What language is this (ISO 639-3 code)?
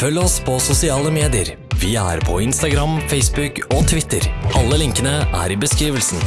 nor